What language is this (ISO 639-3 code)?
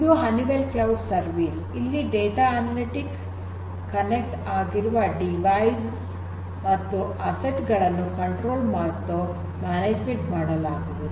kan